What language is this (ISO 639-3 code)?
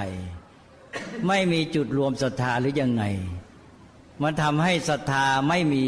tha